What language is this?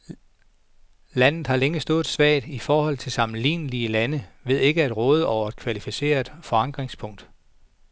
Danish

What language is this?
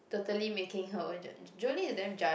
English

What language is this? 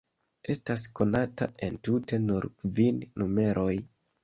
Esperanto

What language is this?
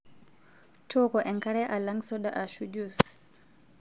Masai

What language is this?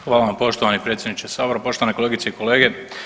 Croatian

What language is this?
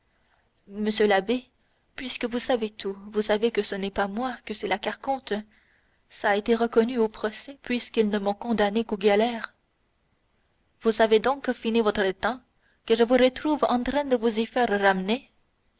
French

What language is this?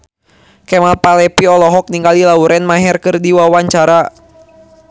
Sundanese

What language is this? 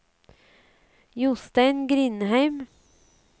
Norwegian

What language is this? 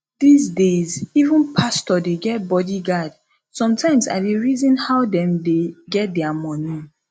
Nigerian Pidgin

